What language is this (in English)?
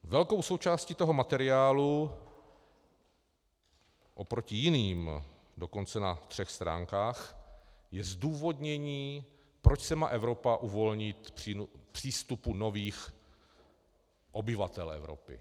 Czech